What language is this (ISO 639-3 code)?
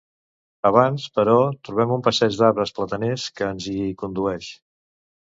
cat